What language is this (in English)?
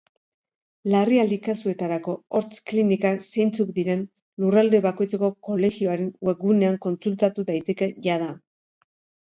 Basque